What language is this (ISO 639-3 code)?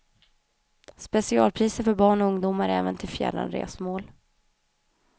swe